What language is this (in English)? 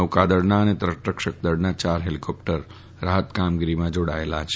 Gujarati